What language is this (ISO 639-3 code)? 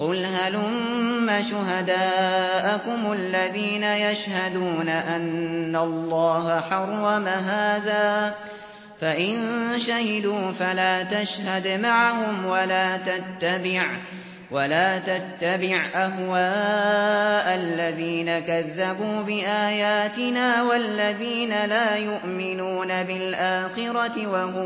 ara